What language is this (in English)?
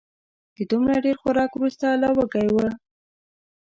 Pashto